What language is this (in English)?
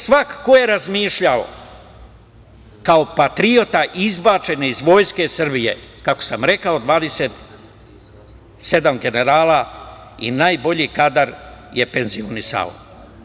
Serbian